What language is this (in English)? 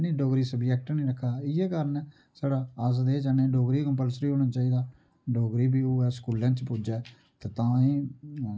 Dogri